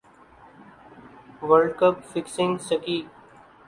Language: Urdu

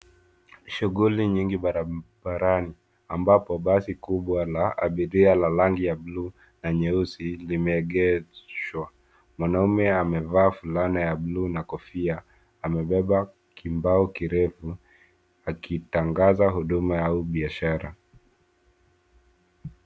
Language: Swahili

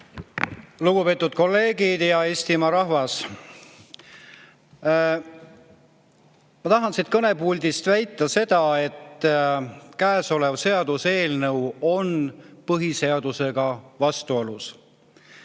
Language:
Estonian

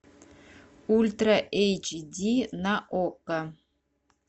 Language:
Russian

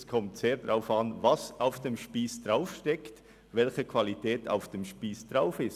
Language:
Swiss German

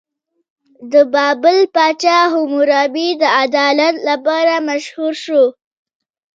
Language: Pashto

